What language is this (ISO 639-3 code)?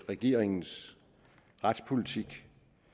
dan